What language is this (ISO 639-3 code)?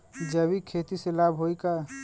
bho